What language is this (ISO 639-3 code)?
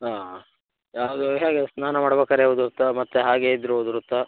kan